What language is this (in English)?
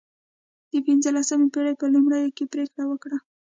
Pashto